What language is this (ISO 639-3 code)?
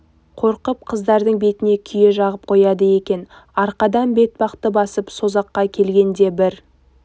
kaz